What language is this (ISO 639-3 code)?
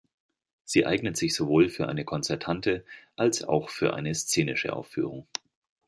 deu